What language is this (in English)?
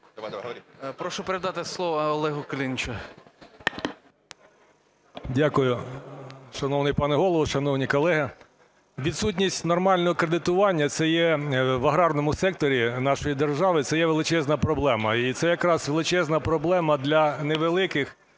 Ukrainian